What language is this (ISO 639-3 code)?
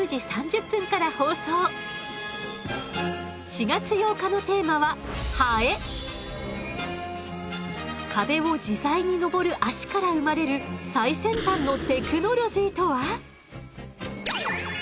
jpn